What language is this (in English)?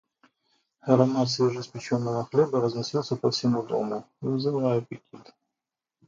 Russian